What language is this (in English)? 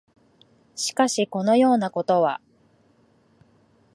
Japanese